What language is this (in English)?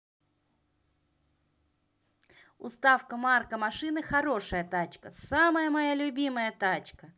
Russian